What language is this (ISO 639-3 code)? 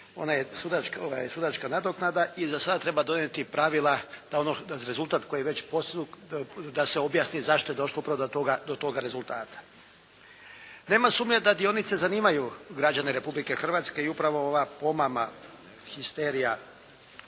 hrv